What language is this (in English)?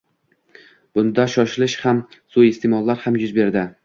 Uzbek